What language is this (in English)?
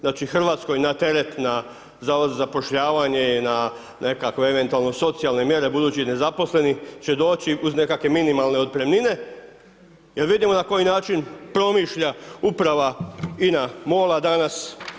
Croatian